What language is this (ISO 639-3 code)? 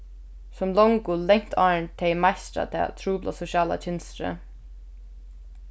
fao